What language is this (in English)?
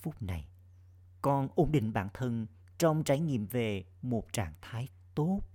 Vietnamese